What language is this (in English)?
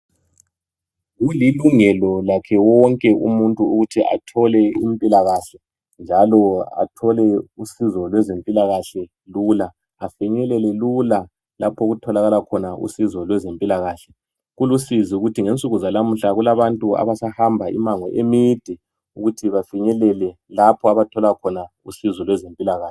North Ndebele